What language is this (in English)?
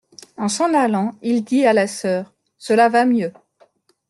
French